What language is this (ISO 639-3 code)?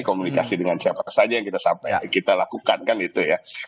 ind